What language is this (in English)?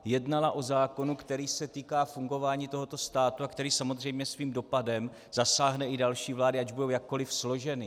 Czech